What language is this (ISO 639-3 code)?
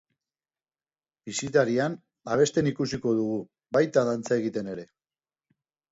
eus